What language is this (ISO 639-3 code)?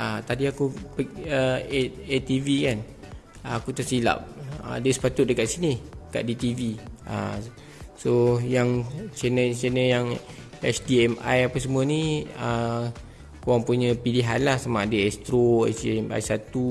msa